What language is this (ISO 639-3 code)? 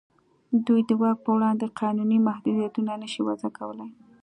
pus